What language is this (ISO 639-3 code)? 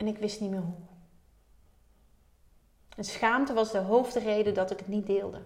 nld